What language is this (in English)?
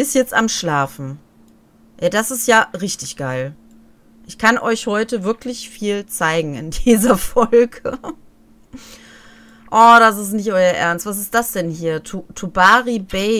German